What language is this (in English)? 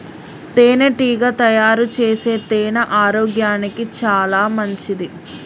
Telugu